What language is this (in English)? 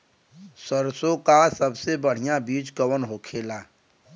Bhojpuri